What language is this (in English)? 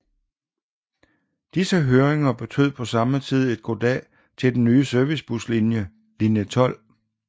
Danish